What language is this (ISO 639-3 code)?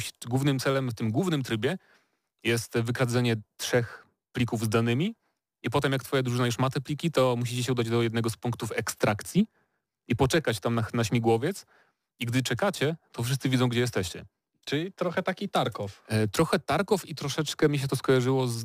pol